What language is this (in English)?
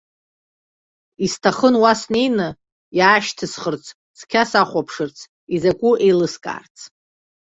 Abkhazian